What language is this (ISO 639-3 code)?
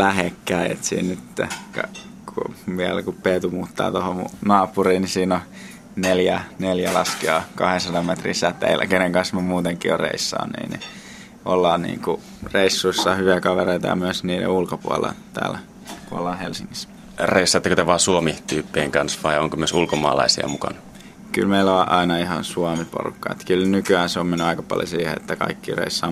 fin